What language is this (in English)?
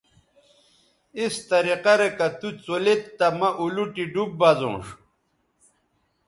Bateri